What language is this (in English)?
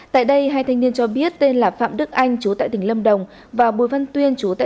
Vietnamese